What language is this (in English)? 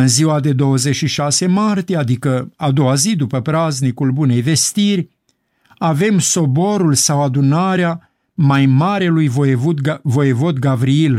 Romanian